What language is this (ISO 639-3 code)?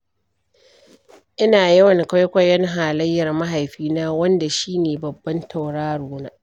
hau